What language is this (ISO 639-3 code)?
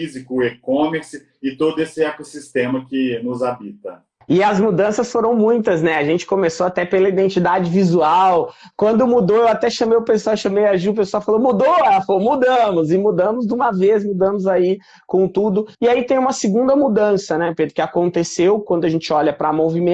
por